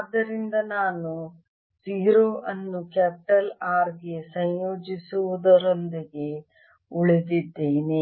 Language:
Kannada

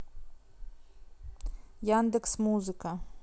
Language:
Russian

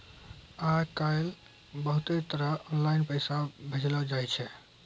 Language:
Maithili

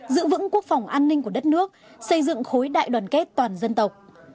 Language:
Vietnamese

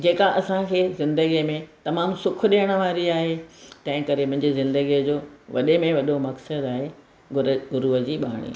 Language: Sindhi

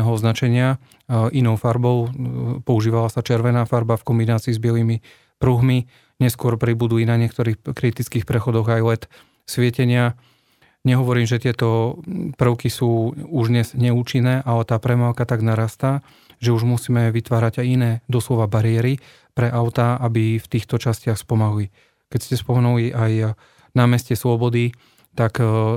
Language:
Slovak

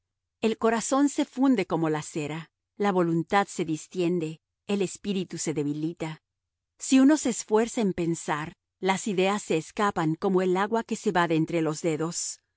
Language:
Spanish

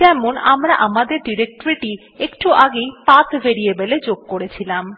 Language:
Bangla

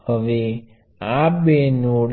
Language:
Gujarati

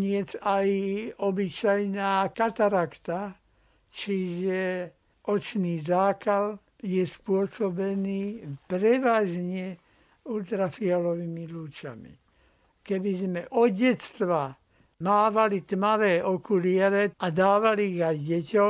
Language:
Slovak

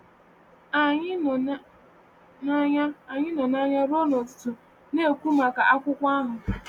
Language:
Igbo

